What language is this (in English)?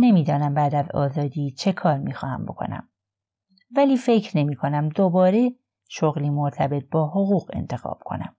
Persian